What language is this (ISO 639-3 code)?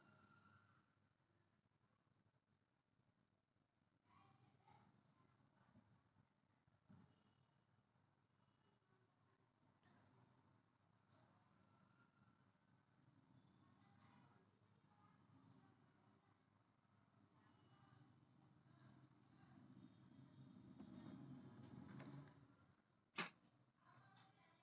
mar